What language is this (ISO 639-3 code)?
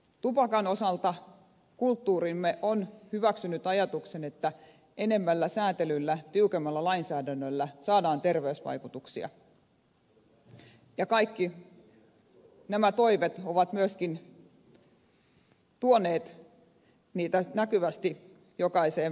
fin